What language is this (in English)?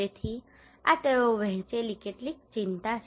Gujarati